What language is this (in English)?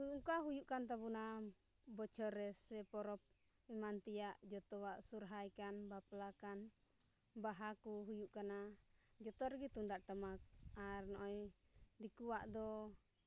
Santali